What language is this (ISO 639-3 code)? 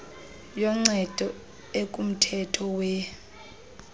xho